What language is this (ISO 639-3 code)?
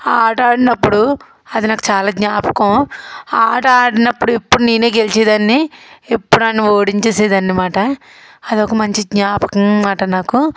tel